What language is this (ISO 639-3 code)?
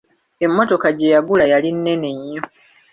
lug